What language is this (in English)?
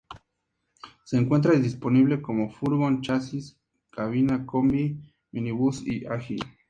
Spanish